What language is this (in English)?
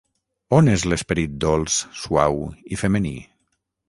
Catalan